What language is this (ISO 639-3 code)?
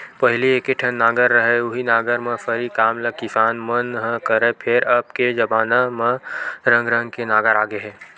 hne